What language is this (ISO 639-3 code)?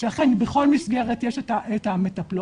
heb